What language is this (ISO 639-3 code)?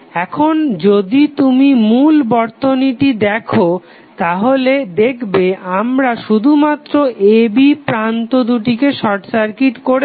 ben